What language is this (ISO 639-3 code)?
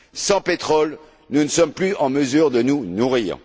fra